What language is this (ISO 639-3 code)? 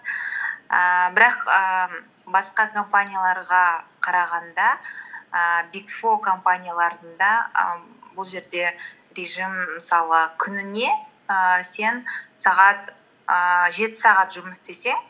kaz